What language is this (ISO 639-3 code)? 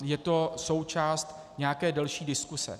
ces